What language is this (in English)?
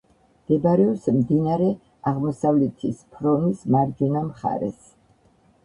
Georgian